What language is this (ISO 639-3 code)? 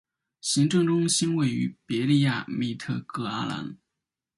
zho